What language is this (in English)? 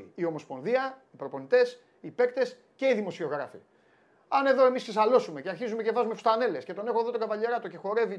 Greek